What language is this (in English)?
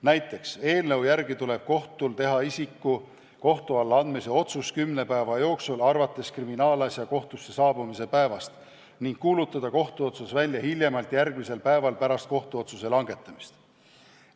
Estonian